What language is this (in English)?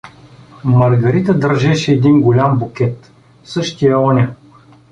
Bulgarian